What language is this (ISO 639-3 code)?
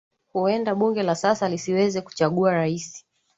swa